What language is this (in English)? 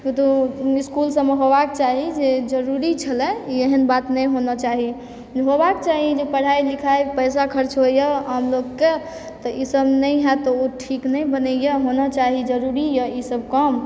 Maithili